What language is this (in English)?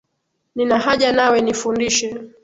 Swahili